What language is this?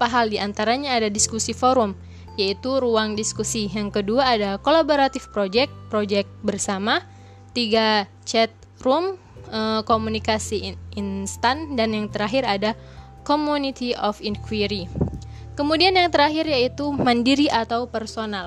Indonesian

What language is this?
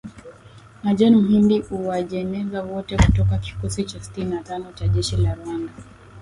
Swahili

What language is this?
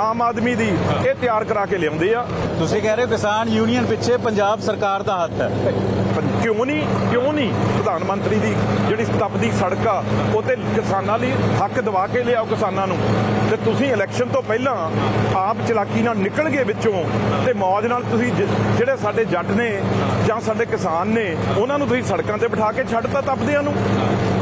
Punjabi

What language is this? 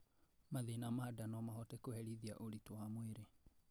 Kikuyu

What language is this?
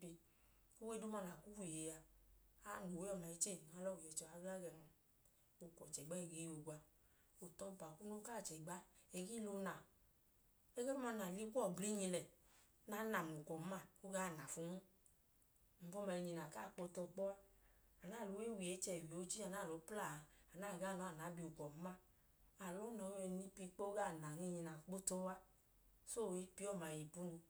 Idoma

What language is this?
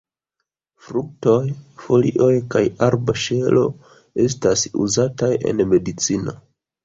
Esperanto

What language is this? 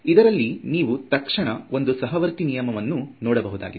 Kannada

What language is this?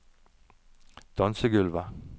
Norwegian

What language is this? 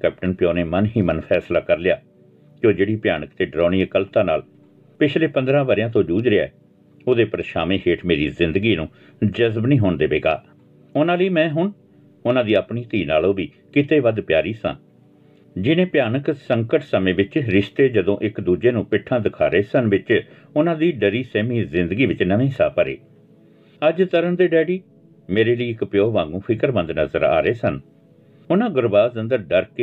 Punjabi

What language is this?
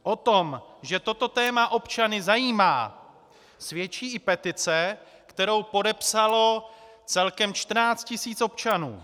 Czech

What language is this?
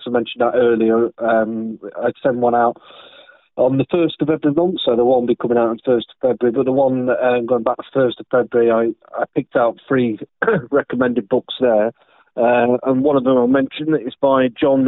English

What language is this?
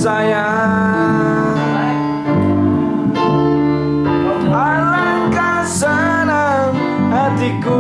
Indonesian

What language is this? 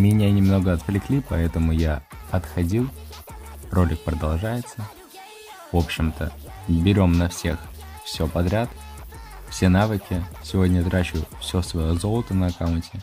Russian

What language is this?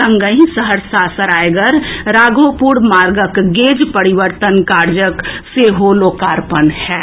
Maithili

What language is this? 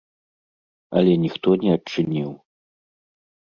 Belarusian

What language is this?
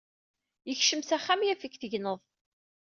Kabyle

